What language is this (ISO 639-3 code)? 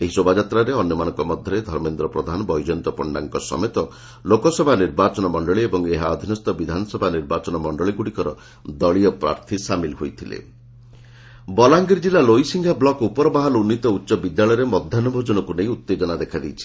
ori